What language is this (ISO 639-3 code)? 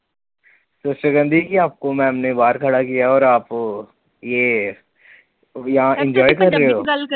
pan